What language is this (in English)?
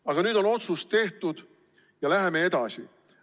Estonian